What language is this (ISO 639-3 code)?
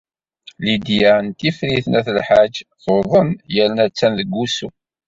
kab